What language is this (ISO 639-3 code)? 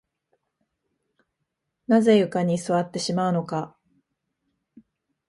jpn